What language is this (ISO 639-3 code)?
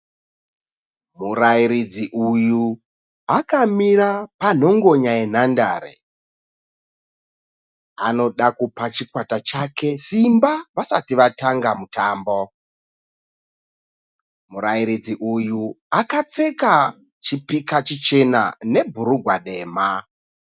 sna